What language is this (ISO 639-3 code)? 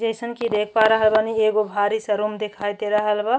bho